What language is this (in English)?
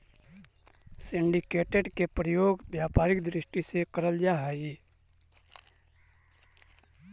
Magahi